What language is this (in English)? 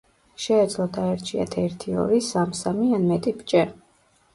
Georgian